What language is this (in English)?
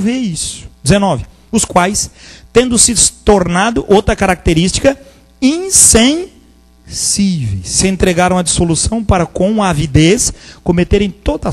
Portuguese